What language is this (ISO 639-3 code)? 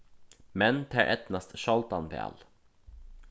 fao